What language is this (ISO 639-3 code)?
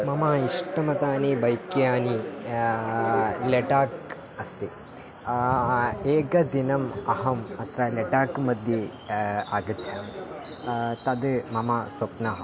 san